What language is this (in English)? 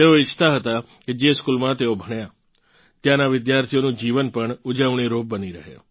Gujarati